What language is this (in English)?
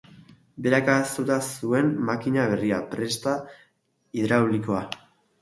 Basque